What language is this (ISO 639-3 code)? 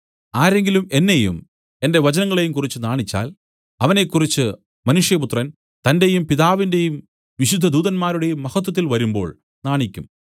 mal